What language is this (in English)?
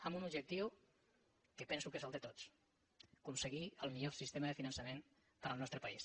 Catalan